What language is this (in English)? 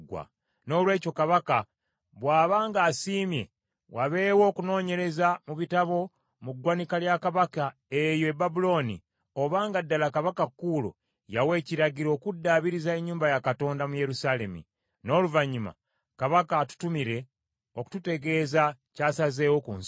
Ganda